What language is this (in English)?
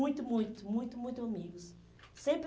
Portuguese